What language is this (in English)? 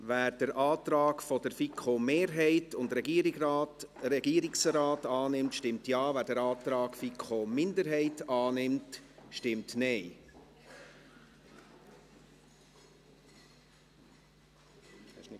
Swiss German